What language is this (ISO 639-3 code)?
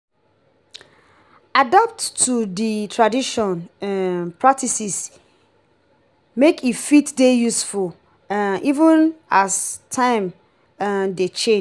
pcm